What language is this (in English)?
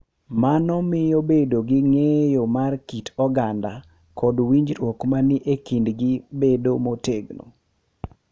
Luo (Kenya and Tanzania)